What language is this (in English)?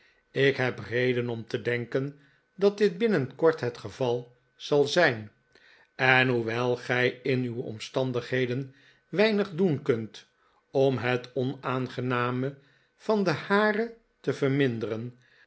Dutch